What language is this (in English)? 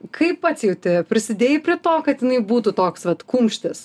Lithuanian